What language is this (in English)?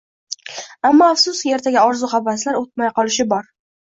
Uzbek